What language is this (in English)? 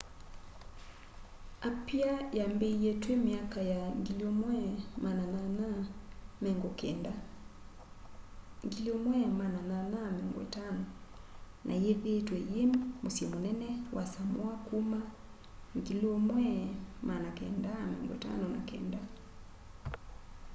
Kamba